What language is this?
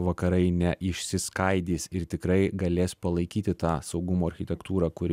Lithuanian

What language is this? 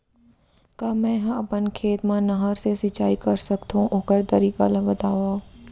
Chhattisgarhi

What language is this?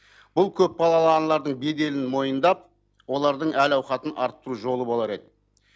Kazakh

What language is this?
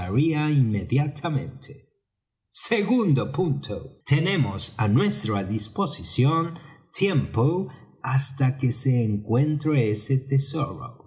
Spanish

